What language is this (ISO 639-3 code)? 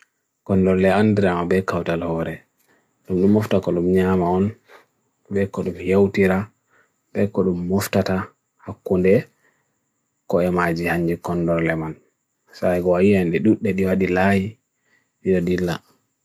fui